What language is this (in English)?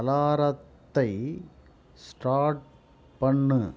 Tamil